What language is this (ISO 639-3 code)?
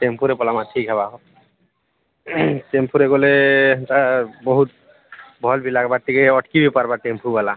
ori